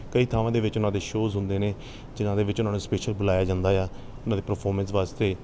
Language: Punjabi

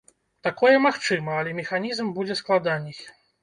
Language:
Belarusian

